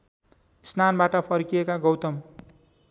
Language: Nepali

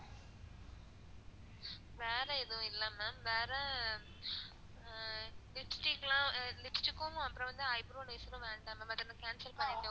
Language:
Tamil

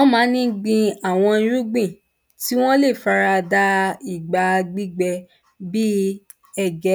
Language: Yoruba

